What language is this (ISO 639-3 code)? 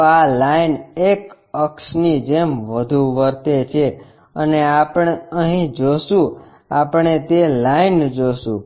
guj